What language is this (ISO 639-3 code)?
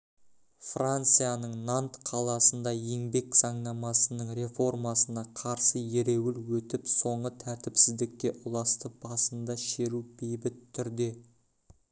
kaz